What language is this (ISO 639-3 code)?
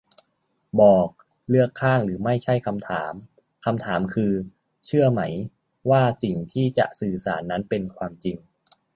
tha